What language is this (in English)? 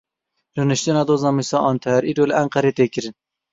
Kurdish